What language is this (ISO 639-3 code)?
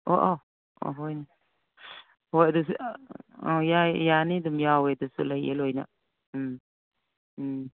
mni